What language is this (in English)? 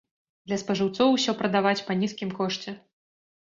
Belarusian